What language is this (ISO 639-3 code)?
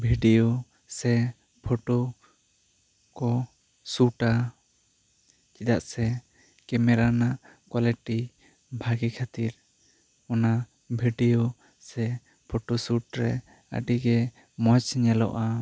sat